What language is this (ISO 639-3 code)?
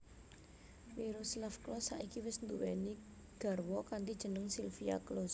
jav